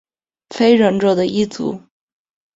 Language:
Chinese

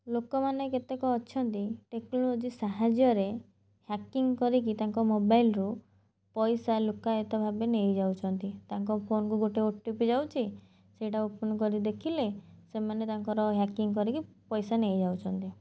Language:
Odia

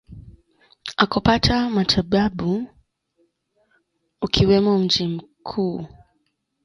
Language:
Swahili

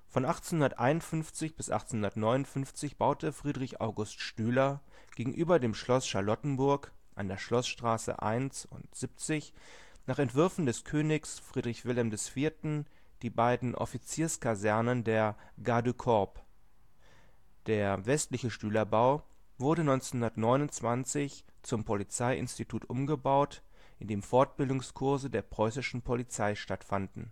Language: German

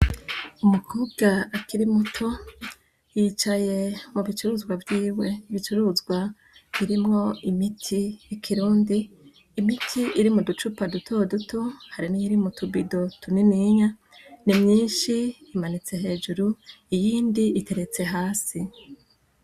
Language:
Rundi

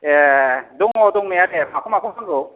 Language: Bodo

